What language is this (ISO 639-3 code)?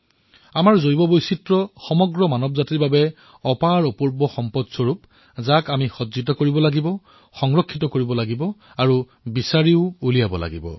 asm